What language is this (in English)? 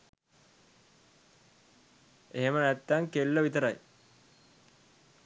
Sinhala